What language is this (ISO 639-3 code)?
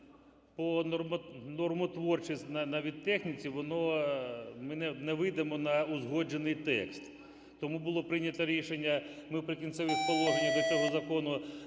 ukr